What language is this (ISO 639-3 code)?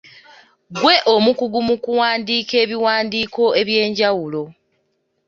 lug